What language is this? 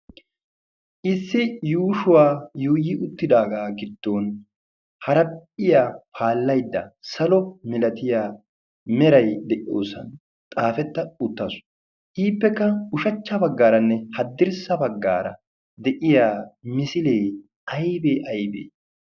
Wolaytta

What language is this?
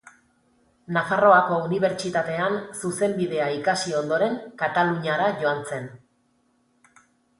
Basque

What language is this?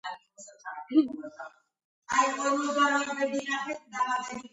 Georgian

